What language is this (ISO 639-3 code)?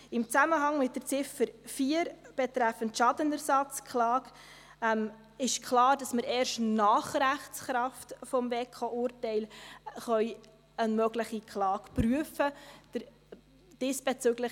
gsw